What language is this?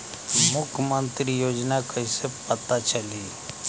Bhojpuri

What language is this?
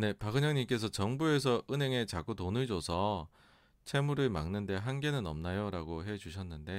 Korean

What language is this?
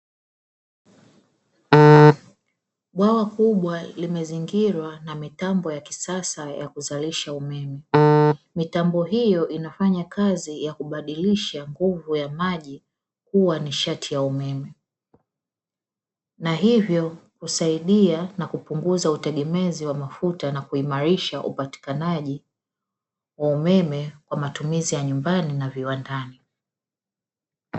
Swahili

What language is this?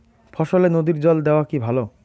Bangla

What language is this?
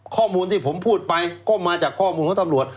Thai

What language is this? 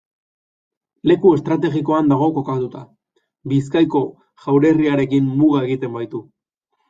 Basque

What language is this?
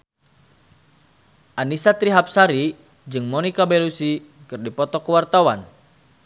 Sundanese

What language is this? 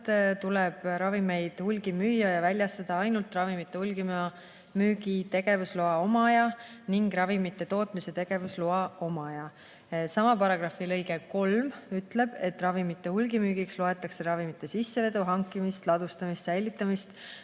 Estonian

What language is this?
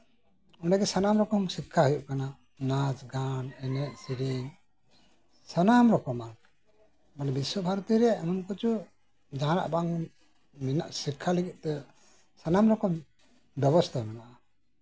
Santali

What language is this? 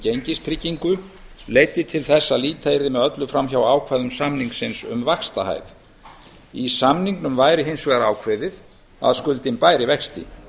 Icelandic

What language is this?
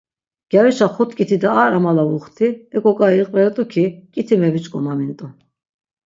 Laz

